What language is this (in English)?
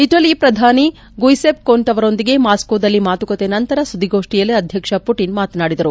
Kannada